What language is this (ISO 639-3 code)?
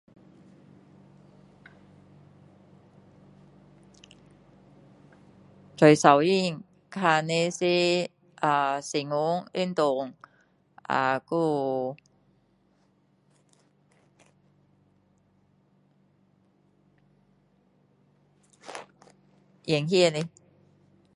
cdo